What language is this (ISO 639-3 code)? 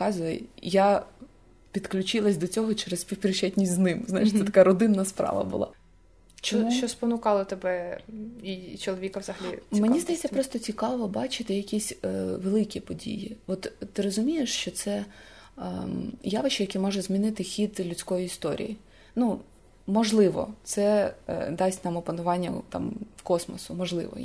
ukr